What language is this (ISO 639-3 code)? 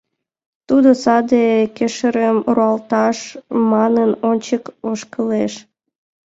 chm